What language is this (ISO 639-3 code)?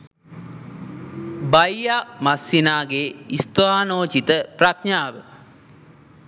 sin